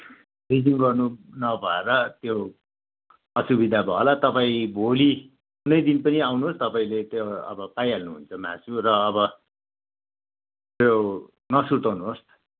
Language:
Nepali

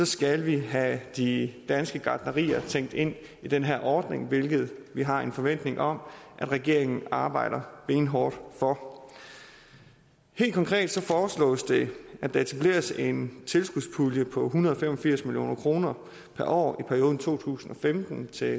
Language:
Danish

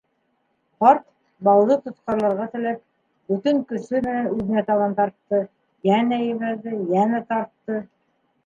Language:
Bashkir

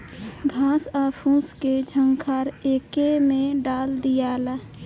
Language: Bhojpuri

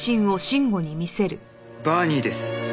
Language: Japanese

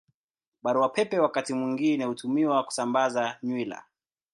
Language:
Swahili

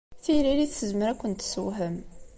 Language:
Kabyle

